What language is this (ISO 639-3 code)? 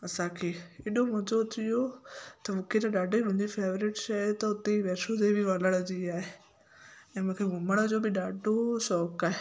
snd